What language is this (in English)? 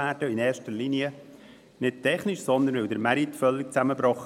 Swiss German